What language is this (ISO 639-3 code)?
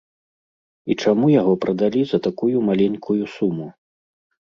bel